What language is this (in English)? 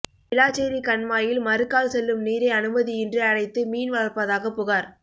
Tamil